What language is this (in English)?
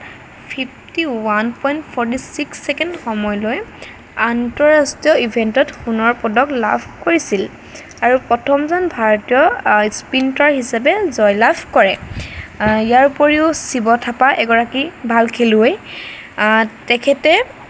Assamese